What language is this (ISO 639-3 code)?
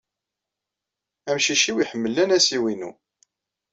kab